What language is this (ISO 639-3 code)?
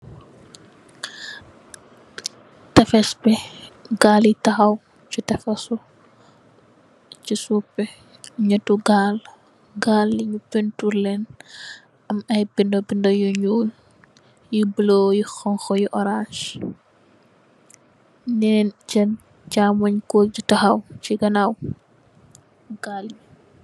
wol